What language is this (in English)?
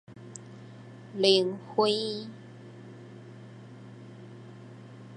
Min Nan Chinese